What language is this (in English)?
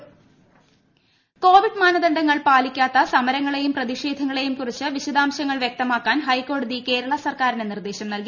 Malayalam